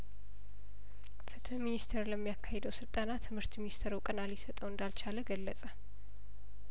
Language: Amharic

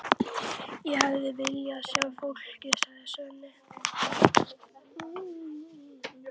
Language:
Icelandic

